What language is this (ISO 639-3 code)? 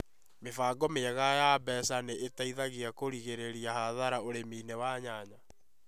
kik